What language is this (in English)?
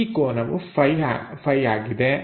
Kannada